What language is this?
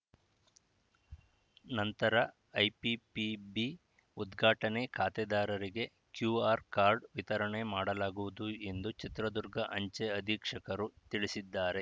Kannada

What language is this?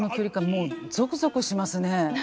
Japanese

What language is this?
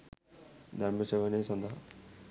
Sinhala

